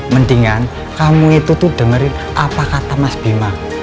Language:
Indonesian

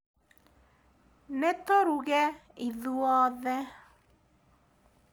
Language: Kikuyu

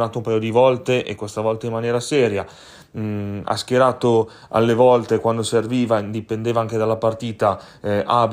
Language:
Italian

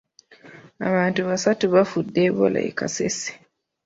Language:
Ganda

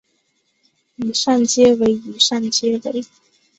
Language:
Chinese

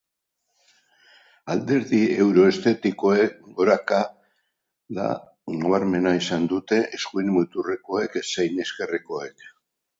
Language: Basque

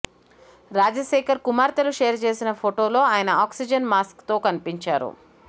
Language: Telugu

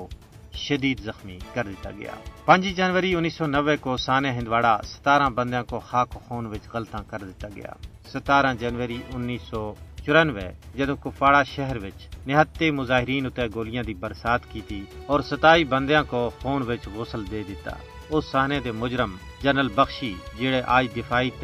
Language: Urdu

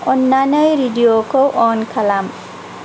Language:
Bodo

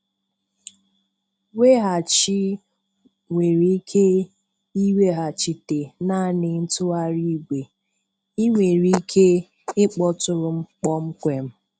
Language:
Igbo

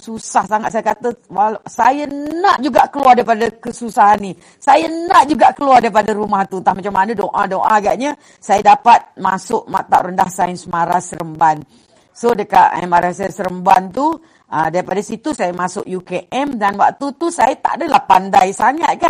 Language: Malay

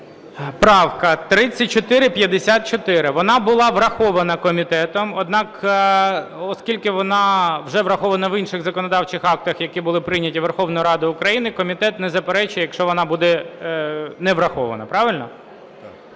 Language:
Ukrainian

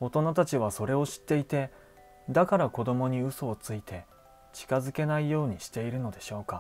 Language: Japanese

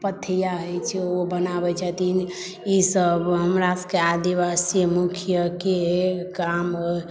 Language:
Maithili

